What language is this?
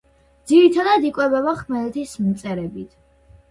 Georgian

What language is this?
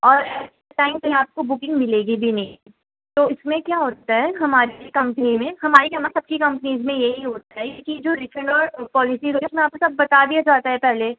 Urdu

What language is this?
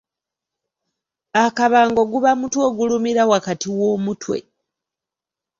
Ganda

